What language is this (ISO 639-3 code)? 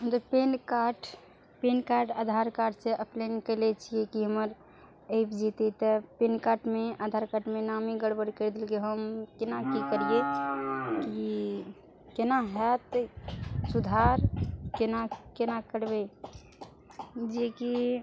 mai